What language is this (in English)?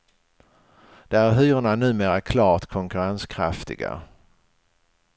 Swedish